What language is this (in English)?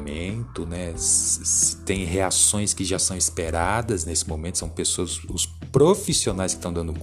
Portuguese